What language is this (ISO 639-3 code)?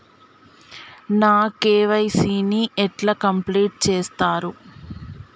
tel